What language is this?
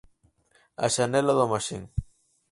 Galician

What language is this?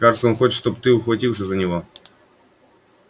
Russian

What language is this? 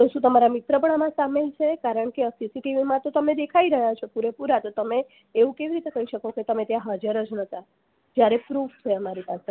Gujarati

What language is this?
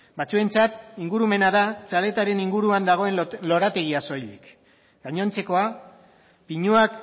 Basque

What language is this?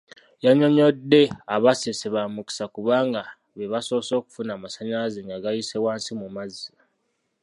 Ganda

